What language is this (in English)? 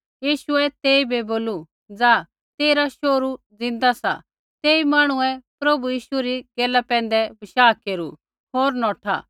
Kullu Pahari